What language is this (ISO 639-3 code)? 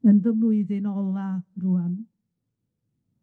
cym